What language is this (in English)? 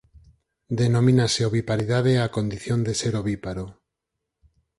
Galician